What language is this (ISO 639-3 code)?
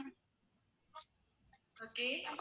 tam